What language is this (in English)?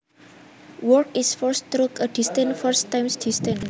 Javanese